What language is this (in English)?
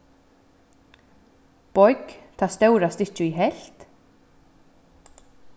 Faroese